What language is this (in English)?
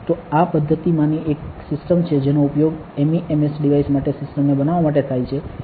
Gujarati